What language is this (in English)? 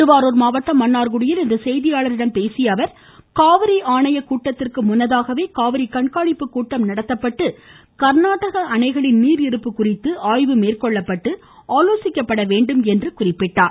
Tamil